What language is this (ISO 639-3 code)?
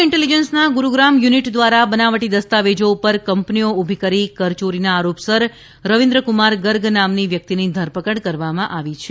guj